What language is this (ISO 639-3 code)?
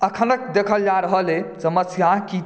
mai